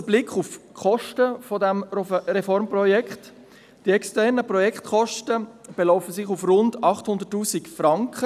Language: Swiss German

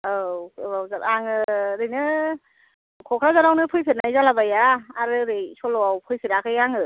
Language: Bodo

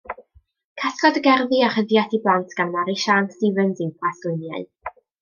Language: Welsh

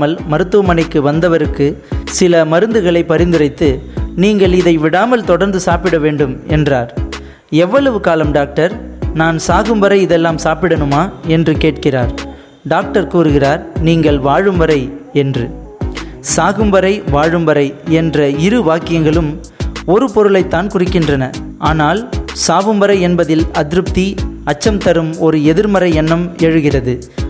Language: Tamil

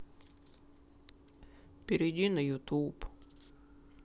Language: Russian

